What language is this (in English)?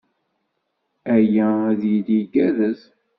Kabyle